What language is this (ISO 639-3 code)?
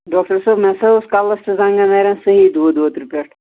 kas